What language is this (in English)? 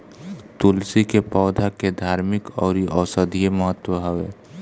Bhojpuri